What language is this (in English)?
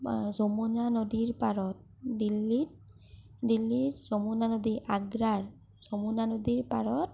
Assamese